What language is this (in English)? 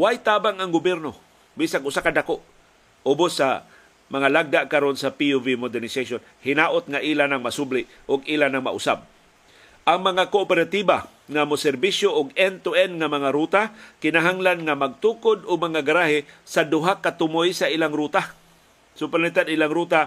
Filipino